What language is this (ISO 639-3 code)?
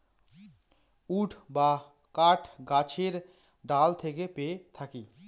ben